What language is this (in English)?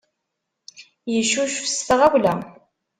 Kabyle